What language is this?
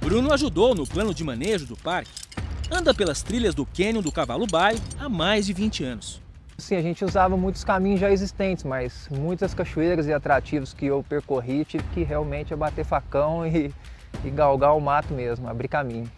Portuguese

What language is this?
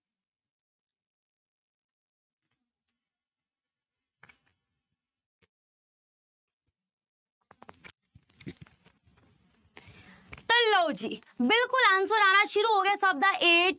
Punjabi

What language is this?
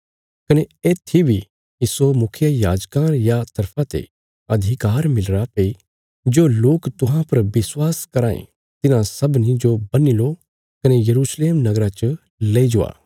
Bilaspuri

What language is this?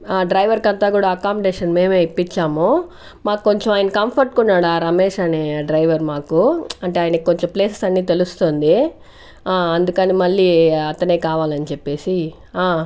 Telugu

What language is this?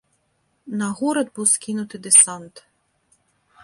Belarusian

